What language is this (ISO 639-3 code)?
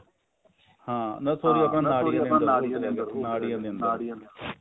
pan